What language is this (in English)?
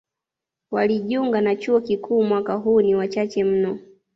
Swahili